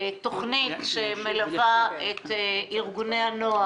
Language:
Hebrew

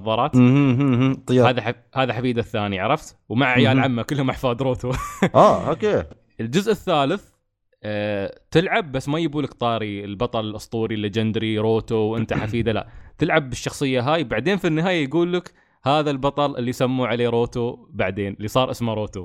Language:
Arabic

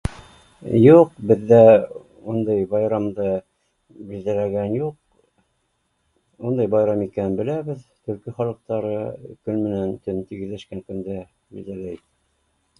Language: Bashkir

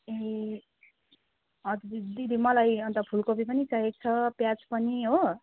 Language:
Nepali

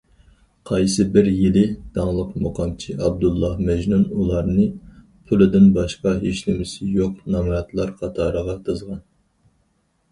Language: Uyghur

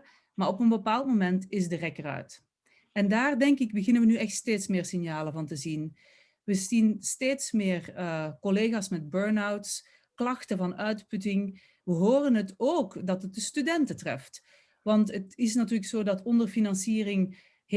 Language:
Dutch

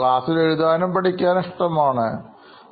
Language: Malayalam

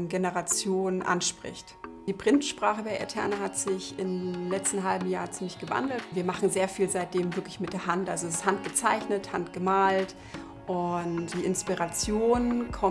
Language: German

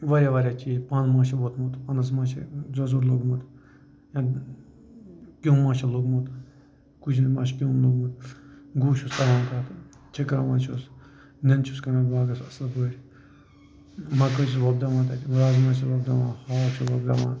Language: Kashmiri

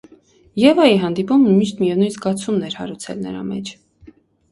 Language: Armenian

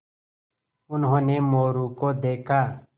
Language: Hindi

